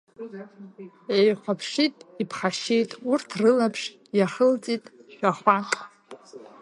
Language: Abkhazian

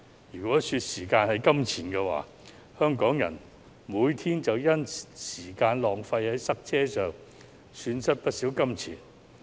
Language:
Cantonese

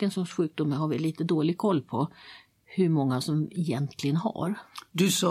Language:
Swedish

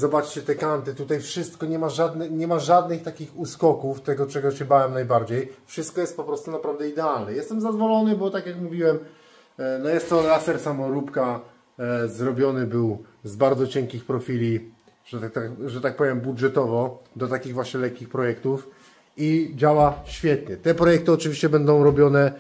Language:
Polish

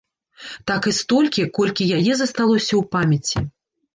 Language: Belarusian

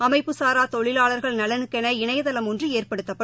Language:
Tamil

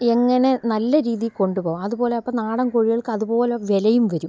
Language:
Malayalam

